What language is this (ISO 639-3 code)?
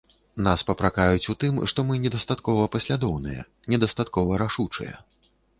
bel